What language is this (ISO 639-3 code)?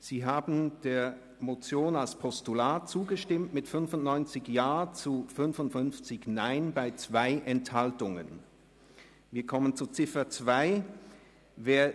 gsw